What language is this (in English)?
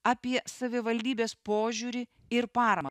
Lithuanian